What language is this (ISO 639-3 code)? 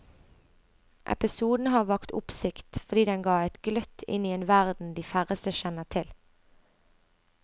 nor